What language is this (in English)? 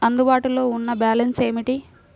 Telugu